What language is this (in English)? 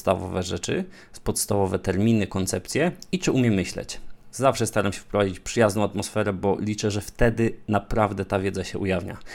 Polish